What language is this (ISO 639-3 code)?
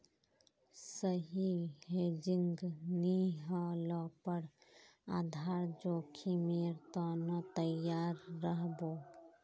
mag